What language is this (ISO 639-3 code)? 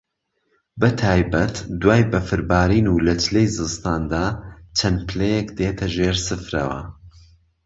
ckb